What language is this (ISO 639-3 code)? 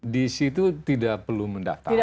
ind